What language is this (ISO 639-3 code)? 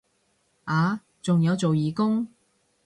yue